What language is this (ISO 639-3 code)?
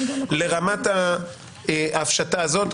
heb